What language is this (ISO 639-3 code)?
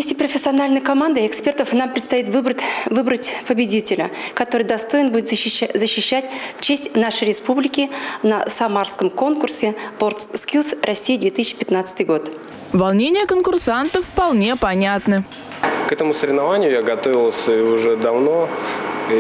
rus